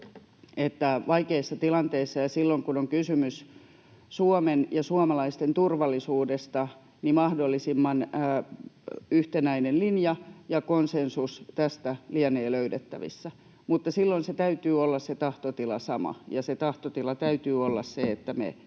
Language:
Finnish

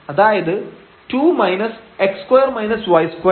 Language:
Malayalam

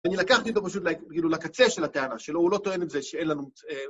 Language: Hebrew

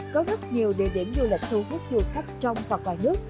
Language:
Vietnamese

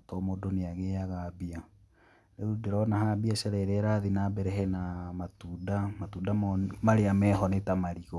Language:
Kikuyu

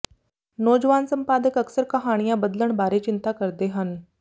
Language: Punjabi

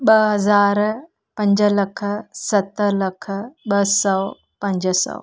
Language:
Sindhi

